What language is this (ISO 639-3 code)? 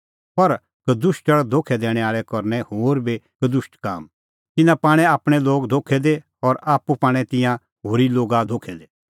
kfx